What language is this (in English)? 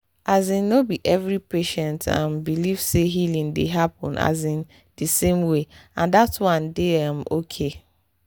Nigerian Pidgin